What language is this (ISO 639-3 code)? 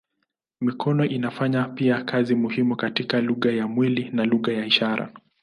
swa